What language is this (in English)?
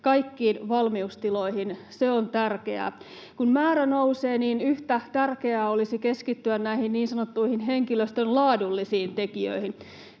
Finnish